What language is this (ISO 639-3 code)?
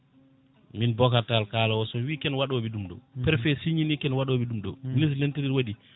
ful